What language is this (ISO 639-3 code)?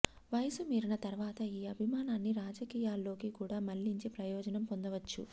tel